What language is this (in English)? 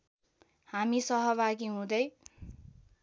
Nepali